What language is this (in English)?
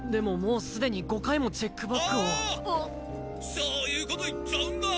Japanese